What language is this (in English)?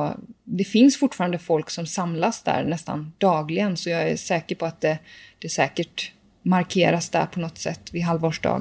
Swedish